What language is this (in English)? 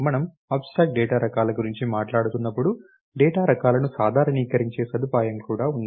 Telugu